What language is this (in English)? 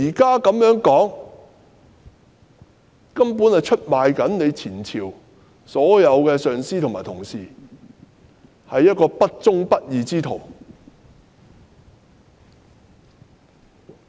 Cantonese